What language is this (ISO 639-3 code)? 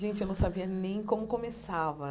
por